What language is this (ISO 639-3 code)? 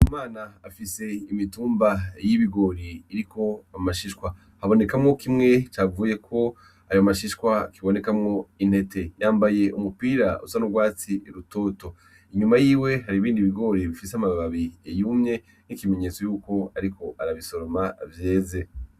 run